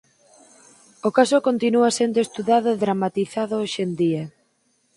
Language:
Galician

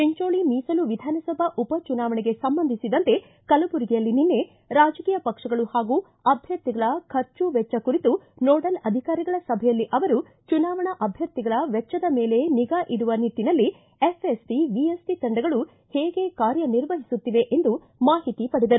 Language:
Kannada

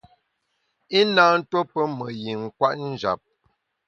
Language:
Bamun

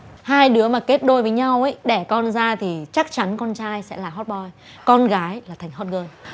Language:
Vietnamese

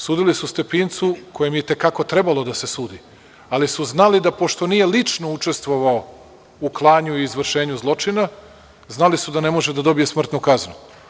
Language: Serbian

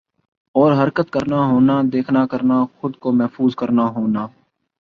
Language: Urdu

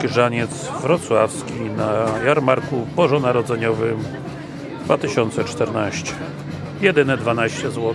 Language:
Polish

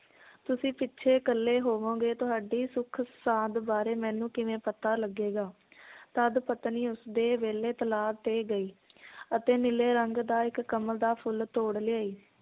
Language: Punjabi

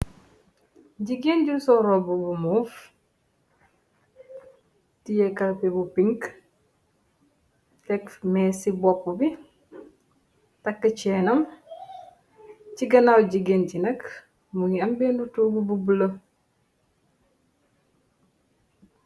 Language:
Wolof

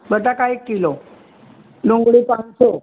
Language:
Gujarati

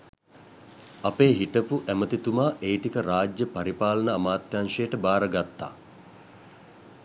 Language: Sinhala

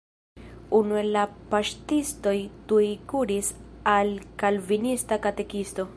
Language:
Esperanto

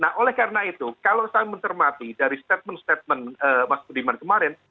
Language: Indonesian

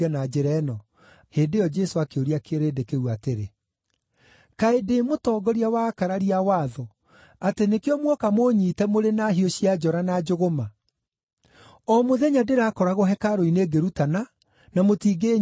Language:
Kikuyu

